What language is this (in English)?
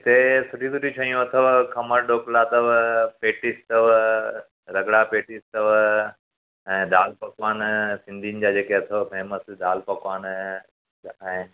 Sindhi